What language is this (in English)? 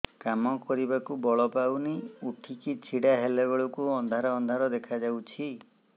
Odia